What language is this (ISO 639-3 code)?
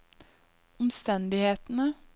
nor